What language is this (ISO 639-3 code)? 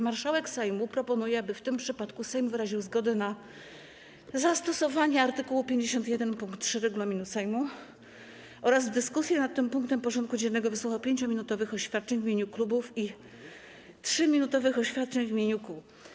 pol